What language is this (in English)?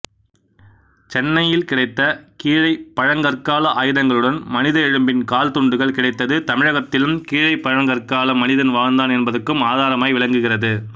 Tamil